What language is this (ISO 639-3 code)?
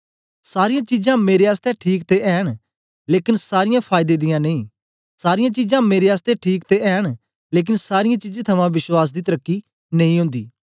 doi